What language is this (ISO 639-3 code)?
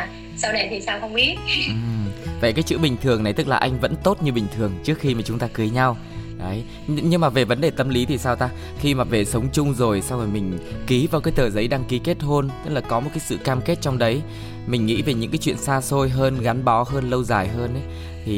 vie